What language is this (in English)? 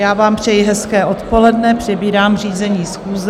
Czech